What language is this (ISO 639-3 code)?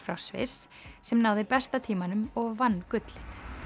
isl